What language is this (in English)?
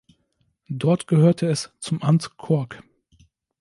German